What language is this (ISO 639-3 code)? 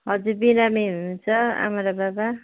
nep